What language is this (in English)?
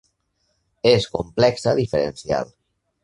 Catalan